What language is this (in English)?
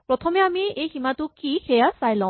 Assamese